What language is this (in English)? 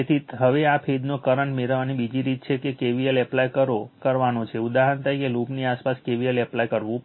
Gujarati